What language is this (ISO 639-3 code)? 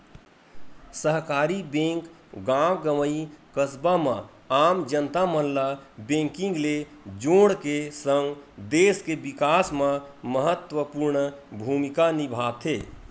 hne